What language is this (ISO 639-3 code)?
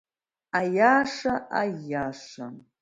abk